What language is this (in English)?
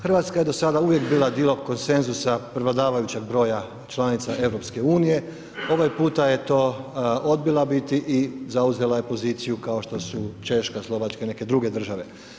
Croatian